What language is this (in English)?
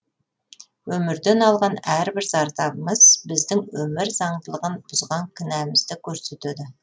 Kazakh